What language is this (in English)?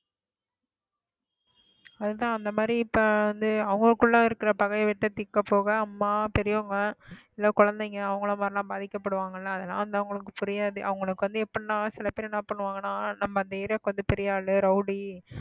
Tamil